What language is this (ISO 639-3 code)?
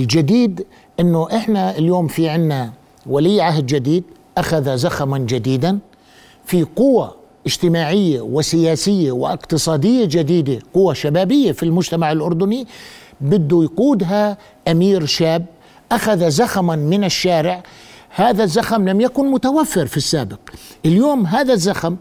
ara